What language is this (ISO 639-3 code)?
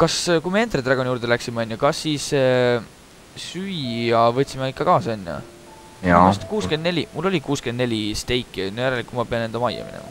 fin